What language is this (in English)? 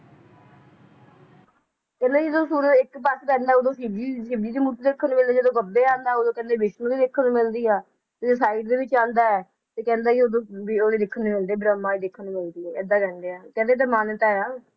Punjabi